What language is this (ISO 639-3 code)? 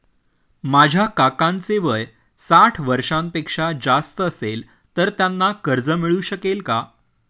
mar